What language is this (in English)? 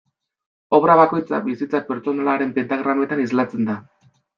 Basque